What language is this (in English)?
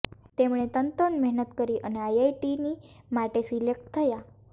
Gujarati